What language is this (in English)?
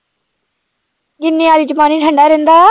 Punjabi